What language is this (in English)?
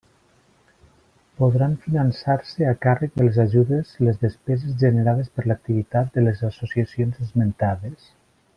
Catalan